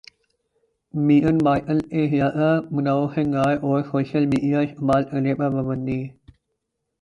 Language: Urdu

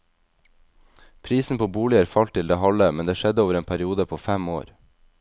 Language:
Norwegian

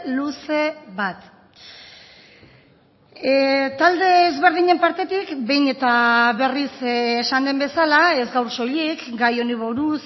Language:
Basque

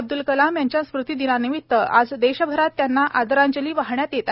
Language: Marathi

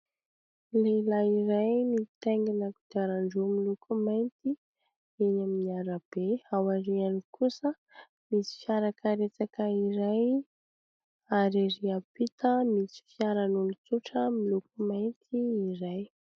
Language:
Malagasy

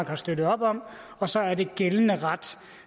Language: Danish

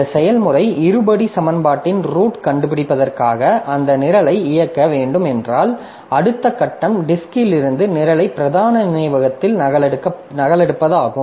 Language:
Tamil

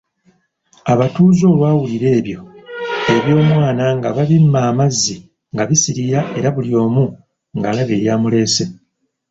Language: Ganda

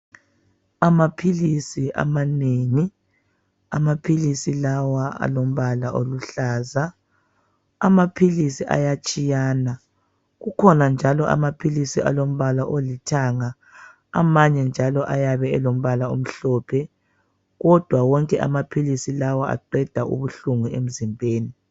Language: North Ndebele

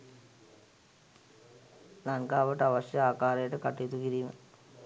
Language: Sinhala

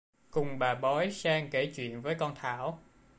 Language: Vietnamese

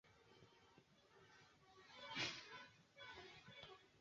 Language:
Swahili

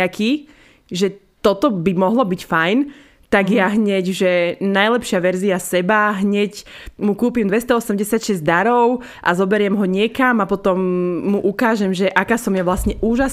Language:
Slovak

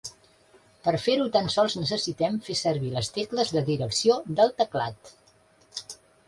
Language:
Catalan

